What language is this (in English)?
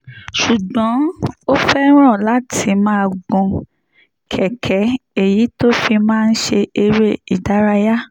Yoruba